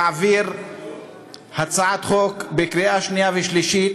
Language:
Hebrew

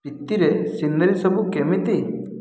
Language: Odia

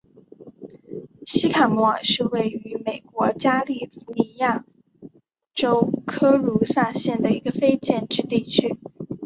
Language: Chinese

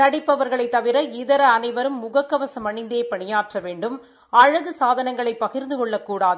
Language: Tamil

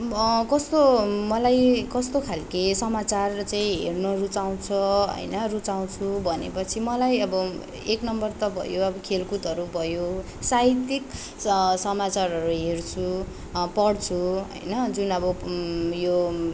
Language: Nepali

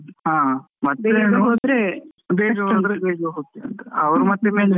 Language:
Kannada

